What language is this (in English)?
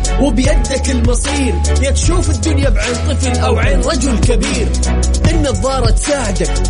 Arabic